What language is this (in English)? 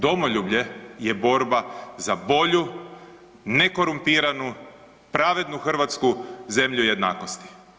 Croatian